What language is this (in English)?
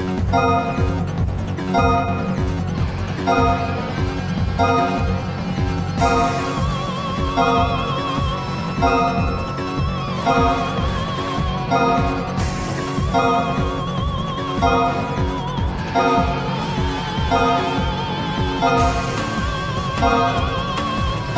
Japanese